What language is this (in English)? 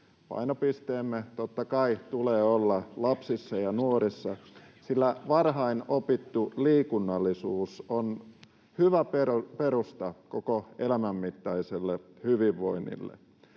Finnish